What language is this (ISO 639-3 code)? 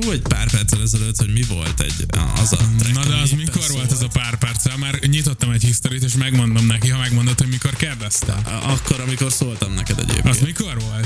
hun